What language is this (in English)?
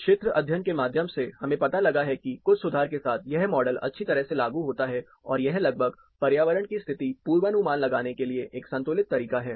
Hindi